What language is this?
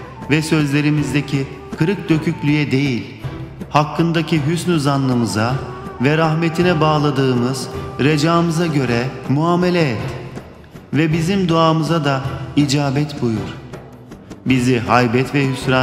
Turkish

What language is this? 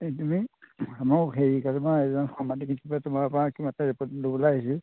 Assamese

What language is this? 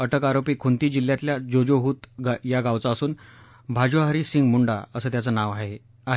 Marathi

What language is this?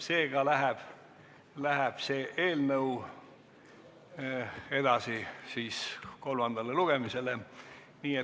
Estonian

